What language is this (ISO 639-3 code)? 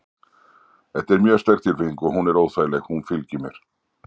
isl